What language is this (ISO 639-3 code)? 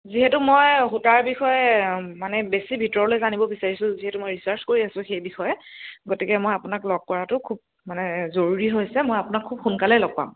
asm